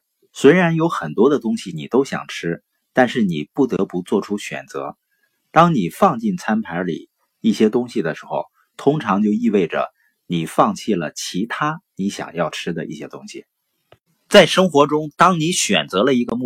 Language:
Chinese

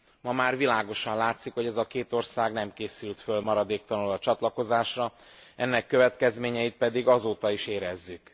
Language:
Hungarian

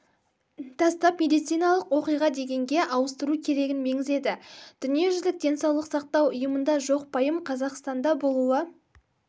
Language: Kazakh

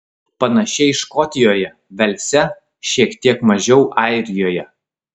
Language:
Lithuanian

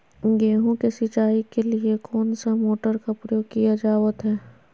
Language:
Magahi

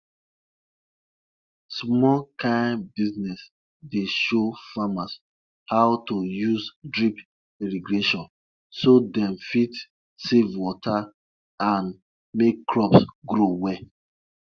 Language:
Nigerian Pidgin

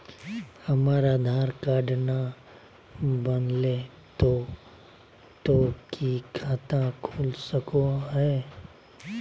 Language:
Magahi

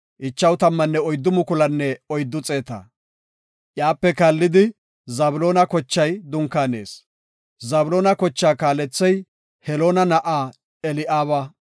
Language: Gofa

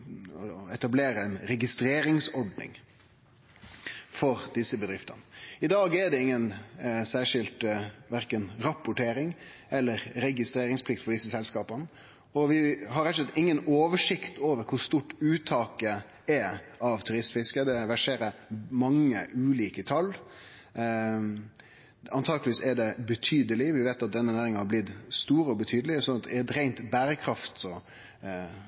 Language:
Norwegian Nynorsk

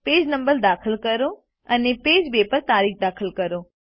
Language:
Gujarati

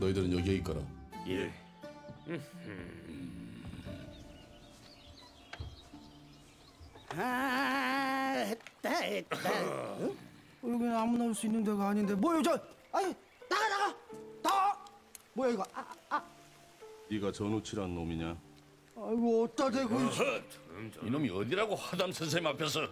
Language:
Korean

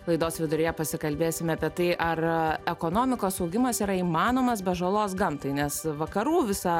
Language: Lithuanian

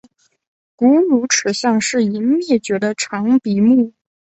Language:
Chinese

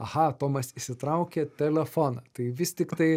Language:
Lithuanian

